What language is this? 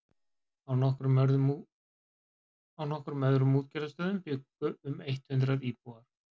Icelandic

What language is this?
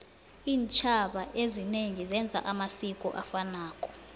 South Ndebele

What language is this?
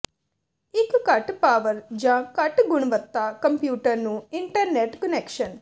Punjabi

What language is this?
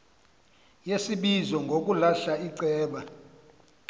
Xhosa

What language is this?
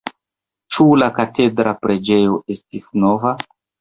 Esperanto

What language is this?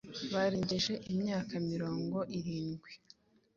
Kinyarwanda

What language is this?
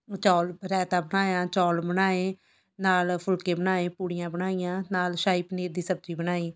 Punjabi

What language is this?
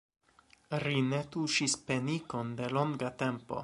Esperanto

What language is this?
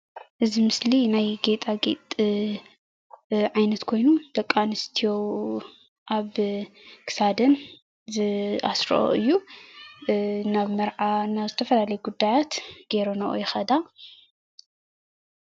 Tigrinya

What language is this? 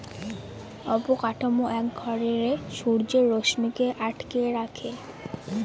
Bangla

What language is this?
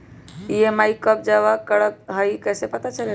Magahi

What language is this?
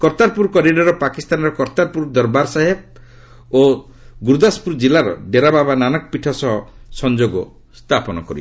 Odia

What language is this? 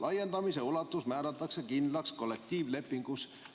Estonian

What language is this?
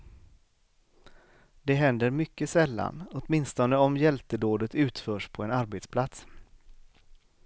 Swedish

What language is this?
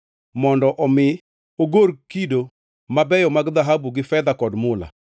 Luo (Kenya and Tanzania)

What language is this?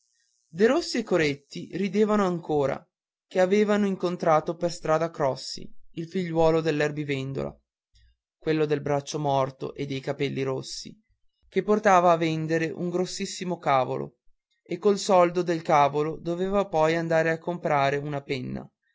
Italian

